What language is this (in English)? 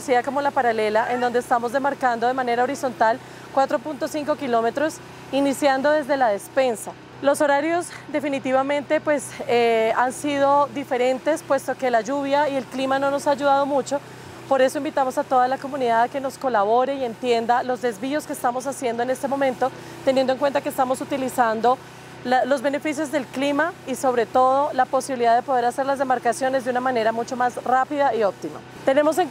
Spanish